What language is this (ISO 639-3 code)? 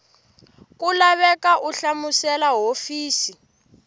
tso